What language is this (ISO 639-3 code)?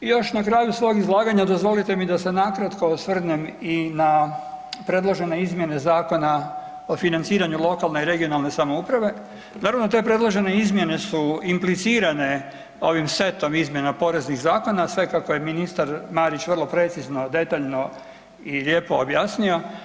hrv